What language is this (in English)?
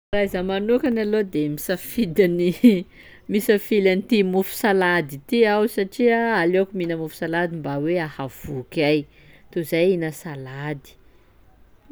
Sakalava Malagasy